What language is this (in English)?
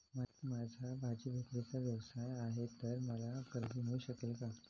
Marathi